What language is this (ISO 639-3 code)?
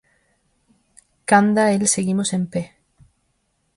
glg